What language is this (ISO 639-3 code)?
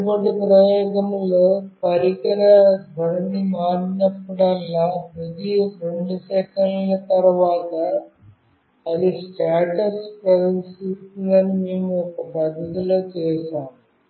tel